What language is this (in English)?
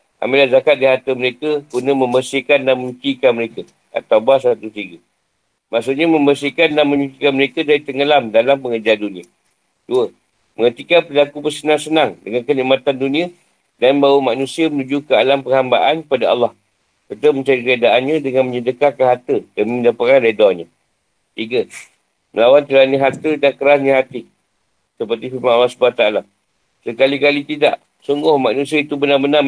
Malay